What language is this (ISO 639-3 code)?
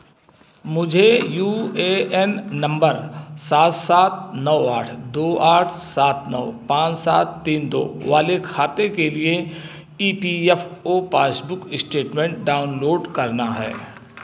hin